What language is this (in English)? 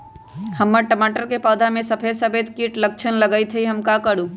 Magahi